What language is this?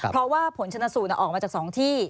Thai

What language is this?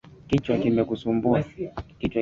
Swahili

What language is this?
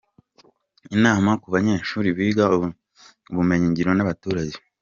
Kinyarwanda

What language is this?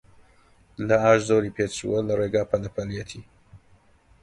Central Kurdish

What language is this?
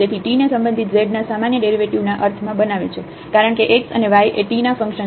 Gujarati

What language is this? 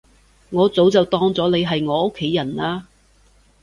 Cantonese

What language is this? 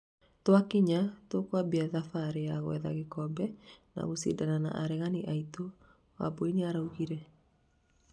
Kikuyu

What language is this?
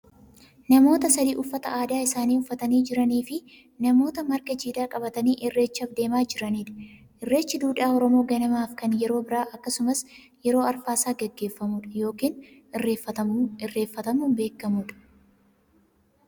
Oromo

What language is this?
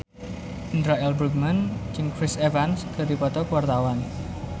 Sundanese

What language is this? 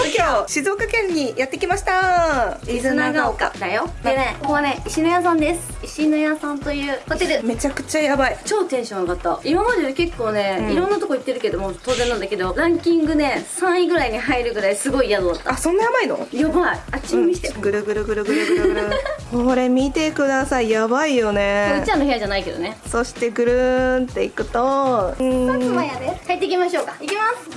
Japanese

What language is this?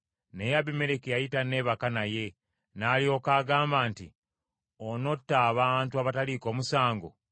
Ganda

